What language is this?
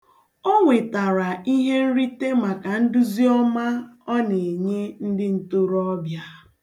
Igbo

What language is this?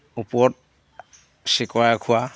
Assamese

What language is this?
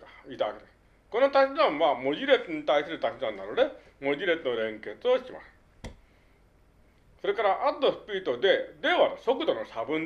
Japanese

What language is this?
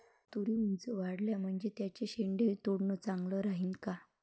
Marathi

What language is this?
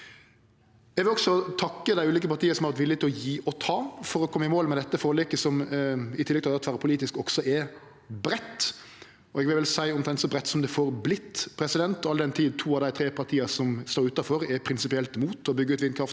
Norwegian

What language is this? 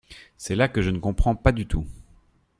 French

